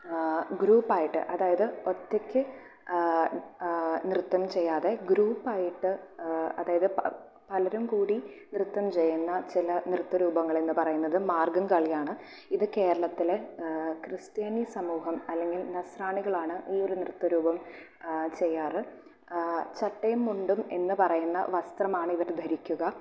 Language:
Malayalam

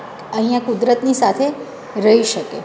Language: Gujarati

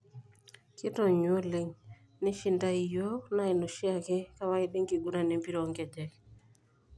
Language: Masai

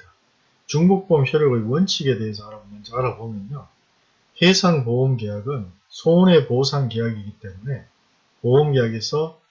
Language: Korean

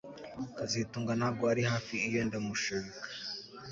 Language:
Kinyarwanda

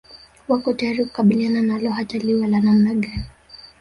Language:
Swahili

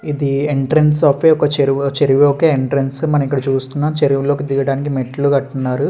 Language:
Telugu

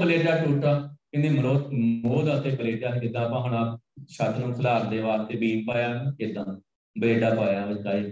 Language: Punjabi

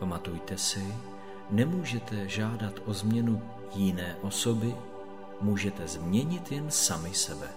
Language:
Czech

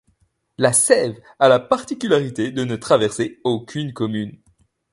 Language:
French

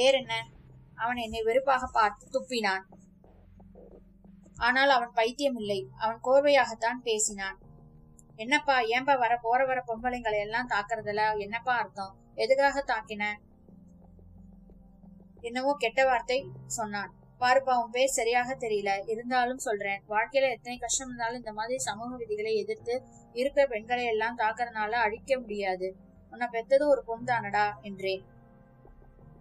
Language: Tamil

